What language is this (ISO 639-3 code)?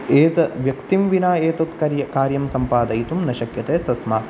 san